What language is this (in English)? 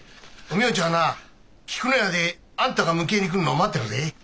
Japanese